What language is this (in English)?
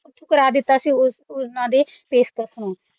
Punjabi